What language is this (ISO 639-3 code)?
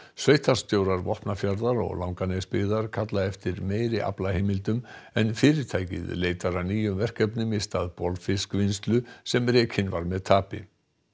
isl